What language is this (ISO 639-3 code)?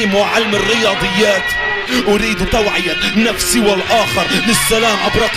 ara